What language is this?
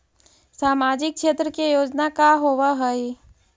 Magahi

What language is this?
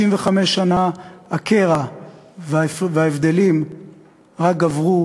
Hebrew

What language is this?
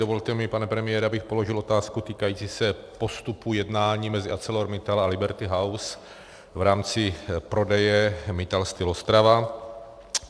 Czech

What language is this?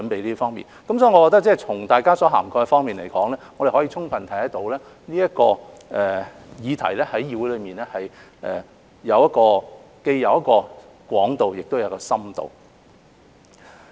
Cantonese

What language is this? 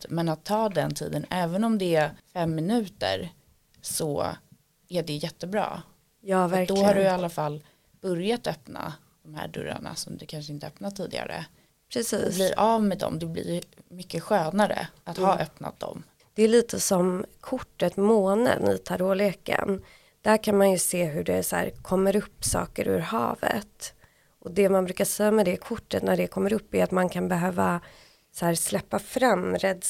Swedish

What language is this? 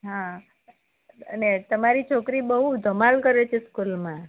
Gujarati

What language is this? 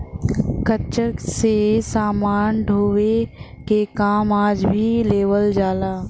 Bhojpuri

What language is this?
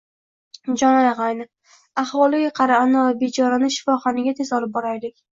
Uzbek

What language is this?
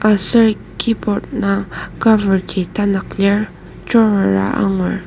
Ao Naga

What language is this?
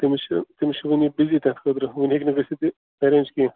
Kashmiri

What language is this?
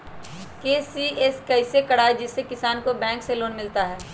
Magahi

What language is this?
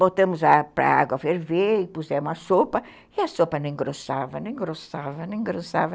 Portuguese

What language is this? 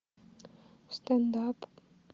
Russian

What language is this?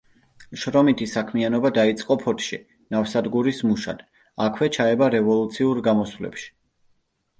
Georgian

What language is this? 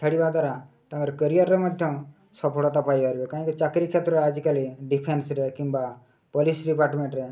Odia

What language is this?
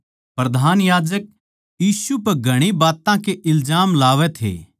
Haryanvi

